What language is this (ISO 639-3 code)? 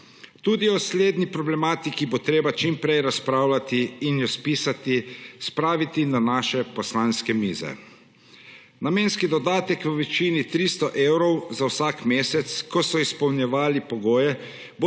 slv